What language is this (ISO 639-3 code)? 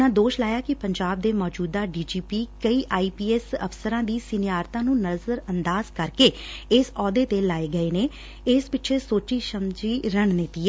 pan